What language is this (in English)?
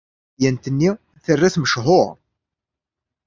Kabyle